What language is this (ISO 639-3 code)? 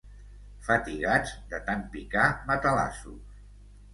cat